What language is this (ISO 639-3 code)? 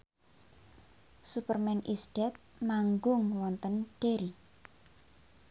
jav